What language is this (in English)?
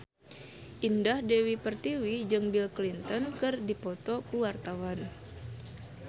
Sundanese